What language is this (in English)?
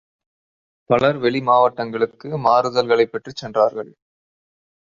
Tamil